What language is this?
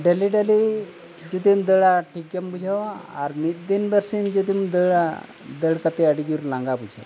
Santali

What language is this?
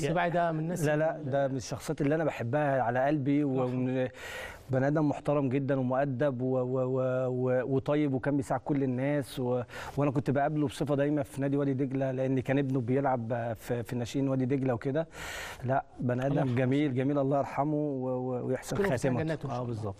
Arabic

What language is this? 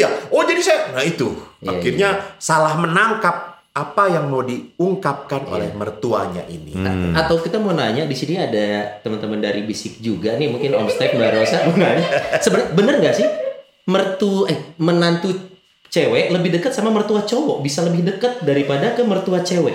Indonesian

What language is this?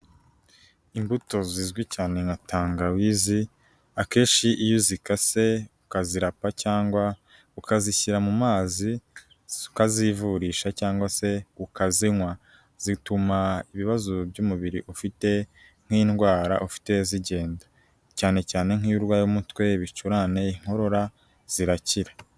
Kinyarwanda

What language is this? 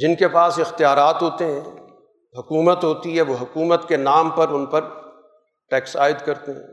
Urdu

